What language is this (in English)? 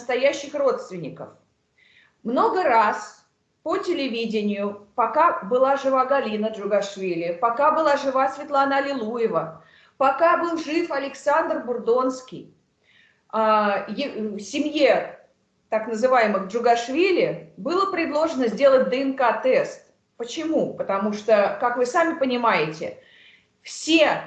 Russian